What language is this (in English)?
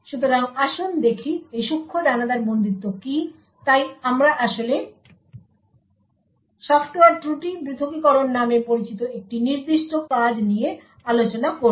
Bangla